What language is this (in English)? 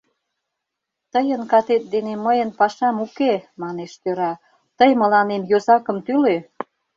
Mari